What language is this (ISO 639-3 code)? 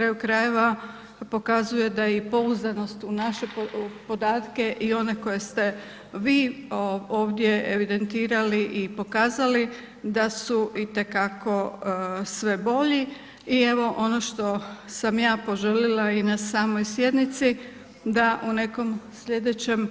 hrv